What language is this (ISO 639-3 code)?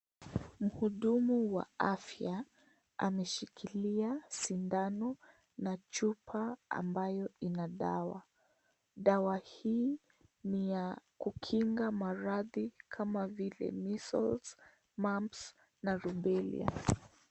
swa